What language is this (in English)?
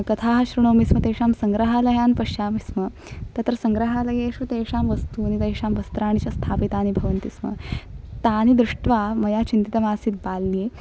Sanskrit